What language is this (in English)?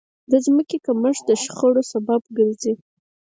Pashto